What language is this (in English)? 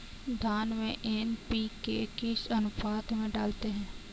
Hindi